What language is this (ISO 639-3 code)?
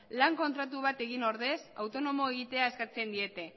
eus